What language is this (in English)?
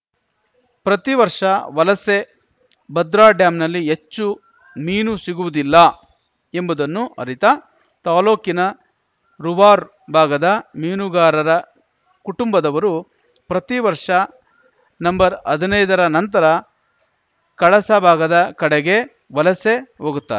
Kannada